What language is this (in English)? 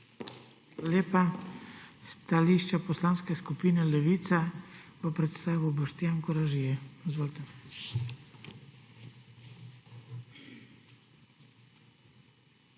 Slovenian